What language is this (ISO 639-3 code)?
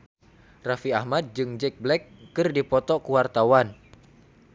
sun